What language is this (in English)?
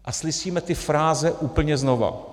Czech